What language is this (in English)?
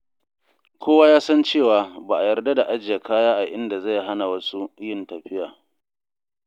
Hausa